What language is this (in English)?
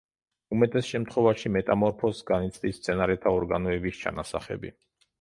Georgian